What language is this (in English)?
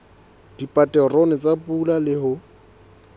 Southern Sotho